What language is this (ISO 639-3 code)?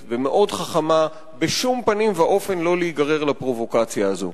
heb